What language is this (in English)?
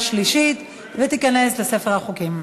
Hebrew